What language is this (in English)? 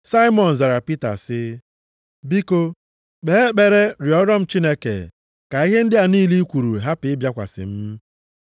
Igbo